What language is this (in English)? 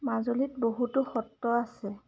Assamese